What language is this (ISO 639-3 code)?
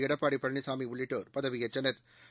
tam